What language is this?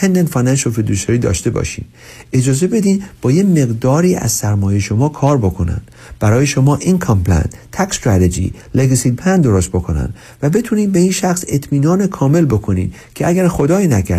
Persian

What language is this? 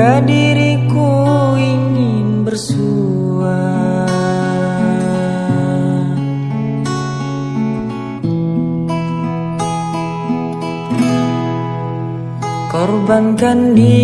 Indonesian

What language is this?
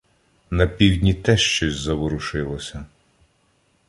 Ukrainian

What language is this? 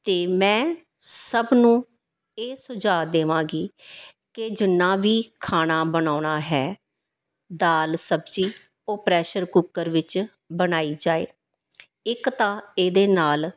Punjabi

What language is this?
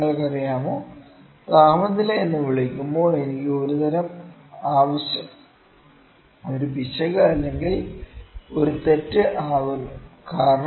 Malayalam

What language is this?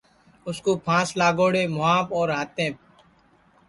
Sansi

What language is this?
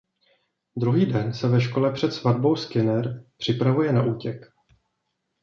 Czech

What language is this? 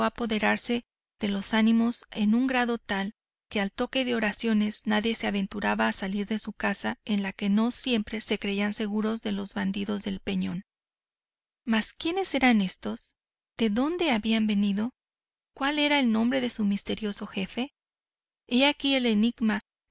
Spanish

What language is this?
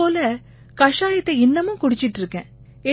Tamil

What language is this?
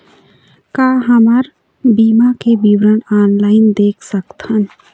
Chhattisgarhi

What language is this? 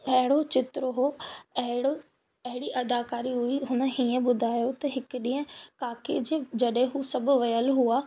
Sindhi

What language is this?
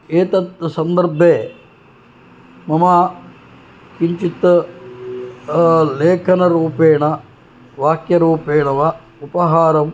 Sanskrit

